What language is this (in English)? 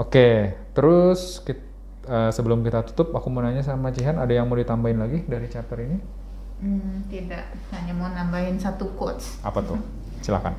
Indonesian